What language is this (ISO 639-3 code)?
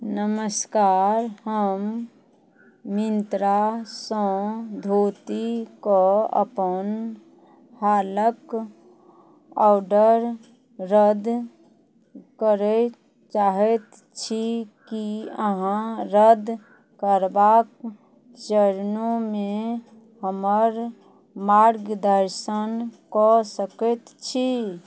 mai